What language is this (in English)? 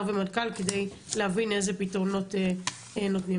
Hebrew